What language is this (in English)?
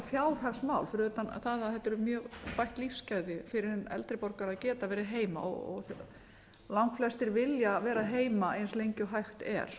Icelandic